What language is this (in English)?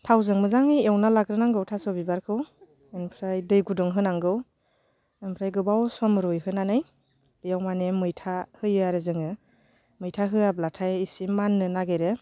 Bodo